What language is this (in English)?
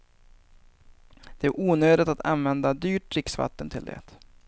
Swedish